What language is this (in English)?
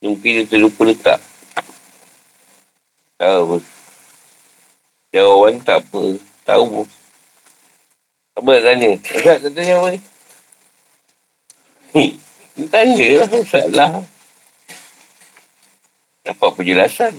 Malay